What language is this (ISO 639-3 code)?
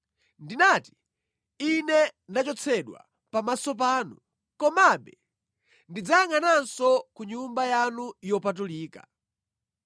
nya